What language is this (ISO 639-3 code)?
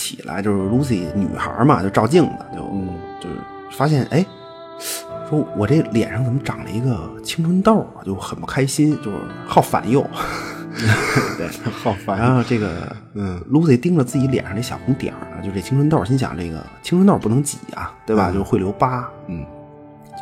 zho